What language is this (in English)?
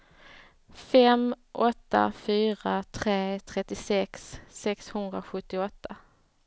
Swedish